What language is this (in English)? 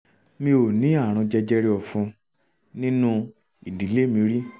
Yoruba